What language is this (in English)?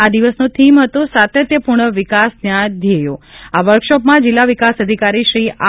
Gujarati